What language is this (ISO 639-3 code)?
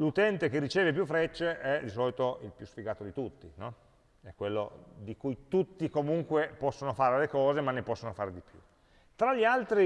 ita